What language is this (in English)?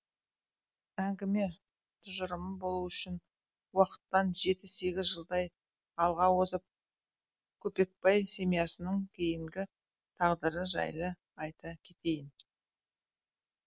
Kazakh